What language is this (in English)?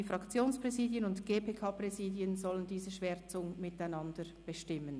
Swiss German